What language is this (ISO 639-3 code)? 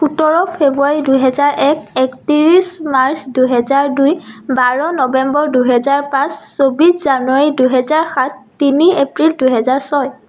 asm